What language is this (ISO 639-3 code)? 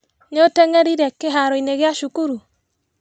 kik